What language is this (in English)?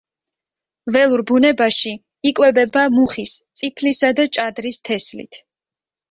Georgian